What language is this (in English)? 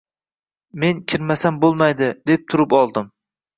Uzbek